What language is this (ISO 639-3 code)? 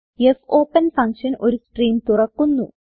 mal